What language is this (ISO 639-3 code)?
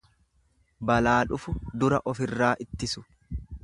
orm